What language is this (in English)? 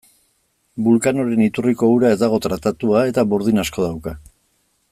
Basque